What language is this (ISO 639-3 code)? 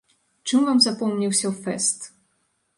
bel